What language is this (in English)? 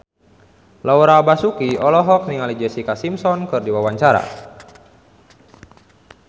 Sundanese